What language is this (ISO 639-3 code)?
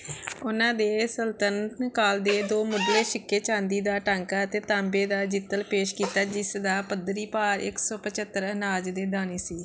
pan